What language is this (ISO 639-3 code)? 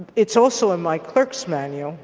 eng